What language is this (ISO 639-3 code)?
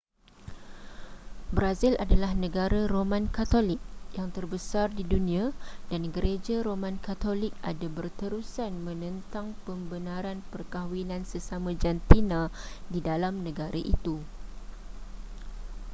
msa